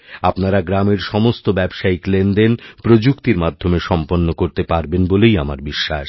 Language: Bangla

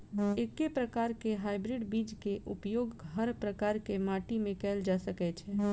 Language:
Maithili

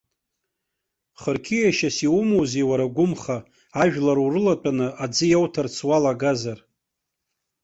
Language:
Abkhazian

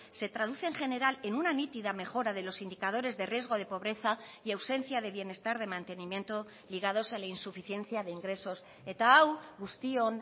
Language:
Spanish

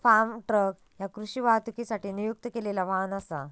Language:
Marathi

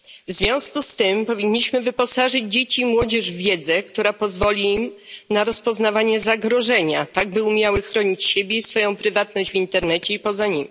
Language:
Polish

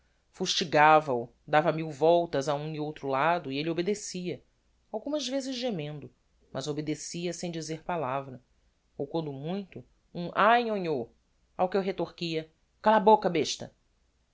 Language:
Portuguese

